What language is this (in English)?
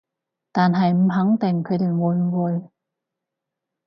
Cantonese